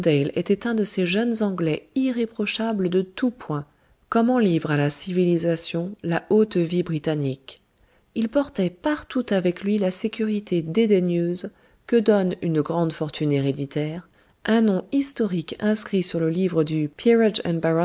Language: French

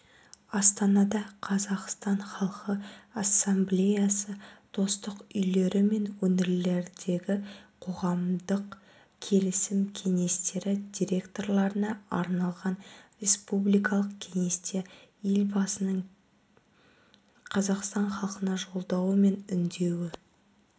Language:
Kazakh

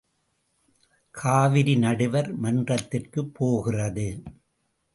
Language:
Tamil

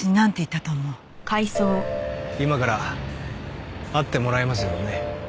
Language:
Japanese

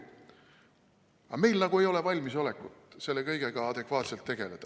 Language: Estonian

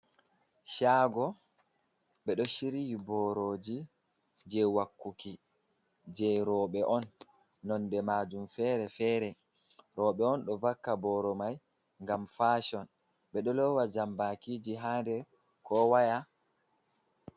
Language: Fula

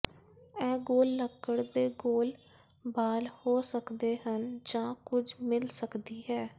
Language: Punjabi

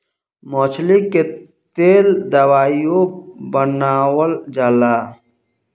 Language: Bhojpuri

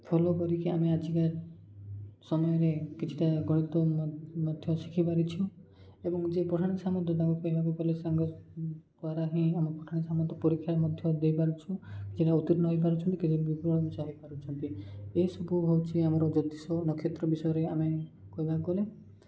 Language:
Odia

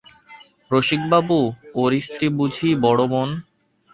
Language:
Bangla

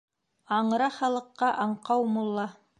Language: Bashkir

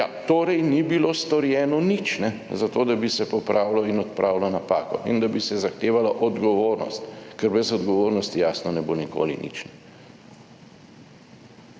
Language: Slovenian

